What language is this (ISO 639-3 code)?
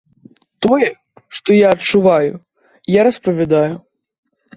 bel